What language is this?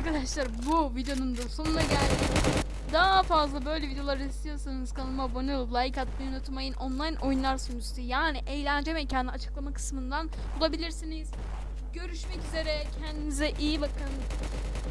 Turkish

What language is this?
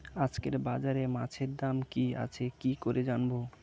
Bangla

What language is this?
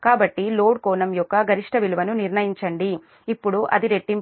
Telugu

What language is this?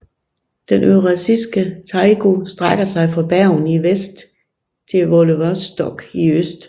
Danish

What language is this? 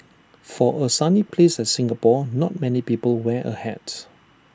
English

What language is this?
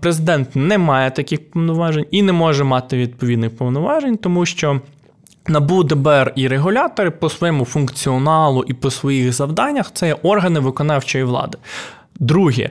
Ukrainian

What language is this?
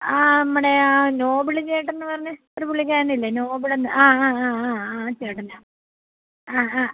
Malayalam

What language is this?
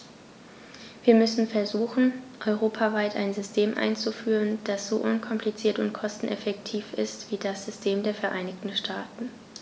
German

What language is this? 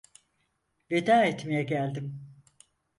Turkish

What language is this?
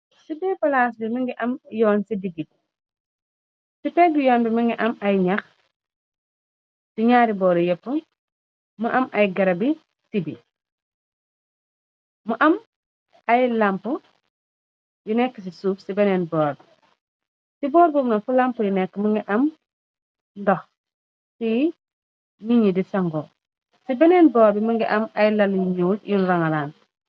Wolof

